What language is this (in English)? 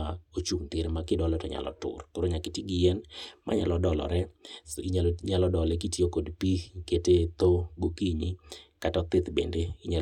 Luo (Kenya and Tanzania)